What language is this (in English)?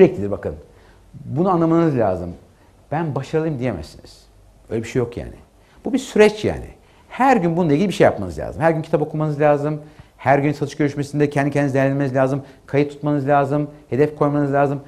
Turkish